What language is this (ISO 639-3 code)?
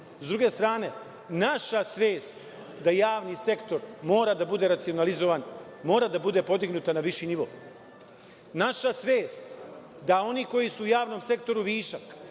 srp